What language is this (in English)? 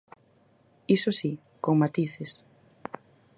Galician